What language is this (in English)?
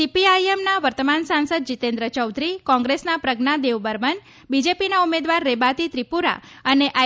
Gujarati